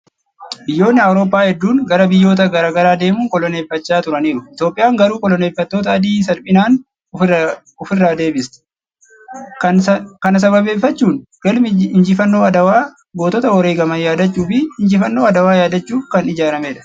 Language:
Oromo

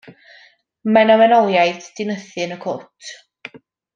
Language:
Welsh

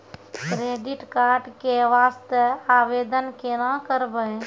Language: Maithili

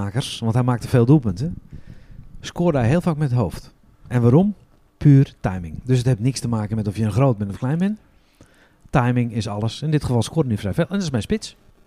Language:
Dutch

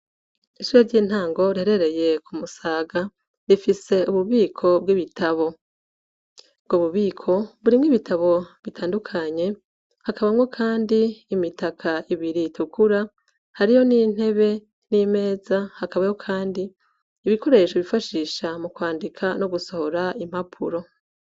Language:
Rundi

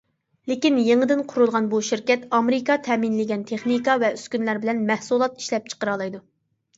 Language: Uyghur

